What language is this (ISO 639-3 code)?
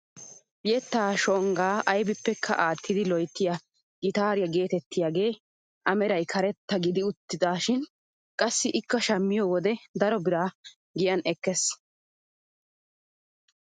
wal